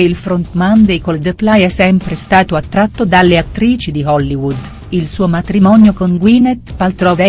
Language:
Italian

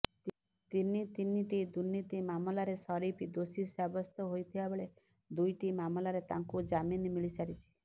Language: Odia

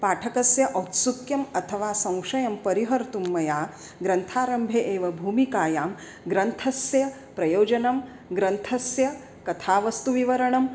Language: Sanskrit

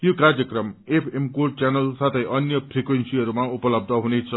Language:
Nepali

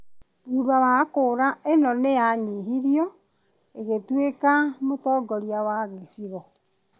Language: Kikuyu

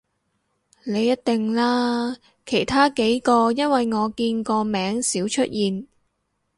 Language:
Cantonese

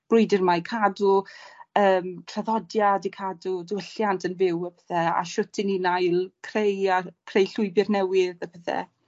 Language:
Welsh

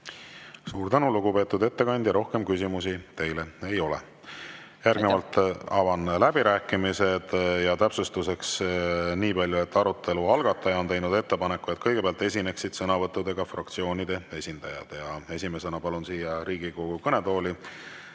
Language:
Estonian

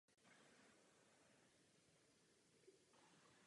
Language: Czech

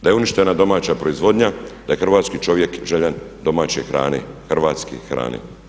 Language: Croatian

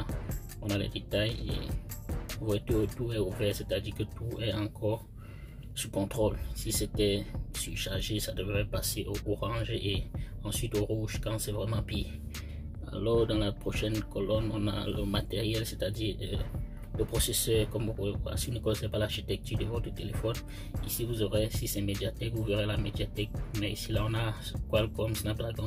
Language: French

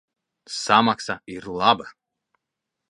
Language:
Latvian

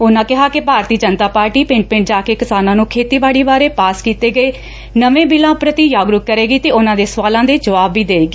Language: Punjabi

